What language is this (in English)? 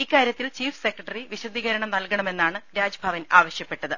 Malayalam